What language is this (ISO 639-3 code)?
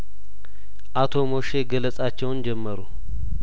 amh